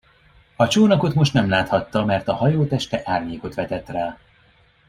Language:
Hungarian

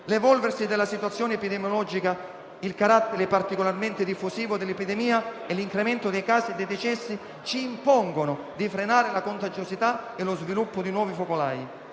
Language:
Italian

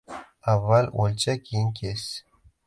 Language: Uzbek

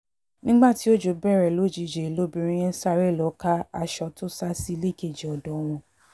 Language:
Yoruba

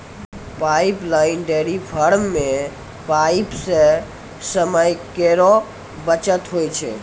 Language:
Maithili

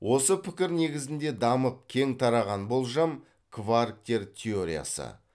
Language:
Kazakh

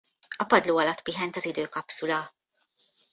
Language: Hungarian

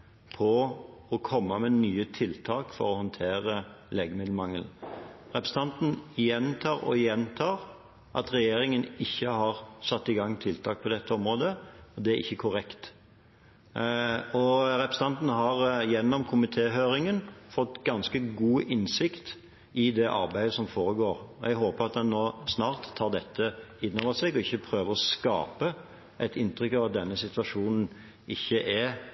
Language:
Norwegian Bokmål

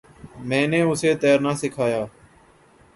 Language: Urdu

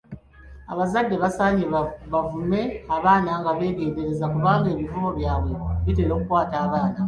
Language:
Ganda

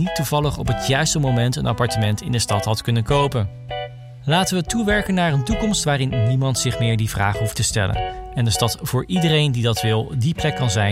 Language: Dutch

